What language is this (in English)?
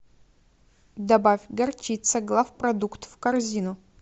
Russian